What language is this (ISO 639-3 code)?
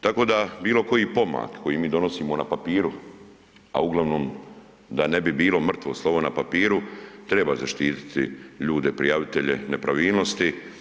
hrv